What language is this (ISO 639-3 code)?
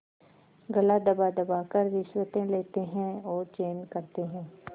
hin